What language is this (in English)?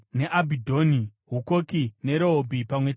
Shona